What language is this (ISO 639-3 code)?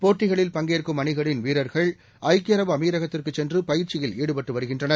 tam